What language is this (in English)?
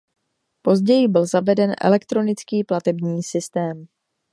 Czech